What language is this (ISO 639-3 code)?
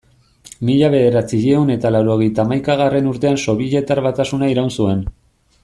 eus